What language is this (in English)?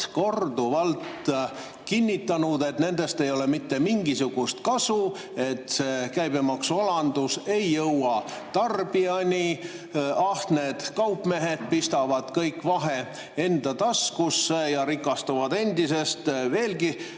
Estonian